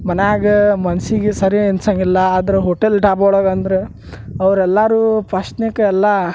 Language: Kannada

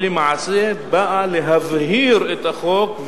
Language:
Hebrew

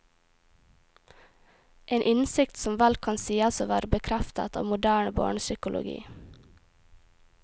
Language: Norwegian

